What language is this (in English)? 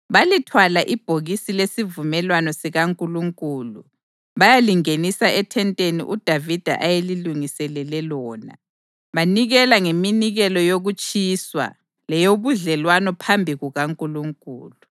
North Ndebele